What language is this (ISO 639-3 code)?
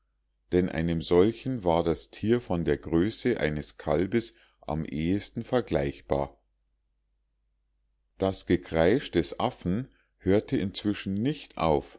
deu